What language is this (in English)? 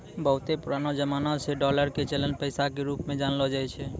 Maithili